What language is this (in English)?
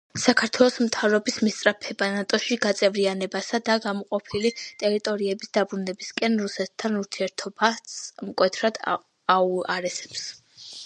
Georgian